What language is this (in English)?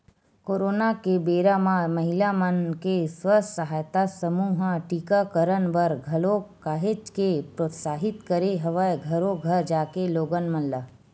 Chhattisgarhi